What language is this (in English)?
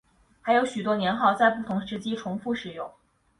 Chinese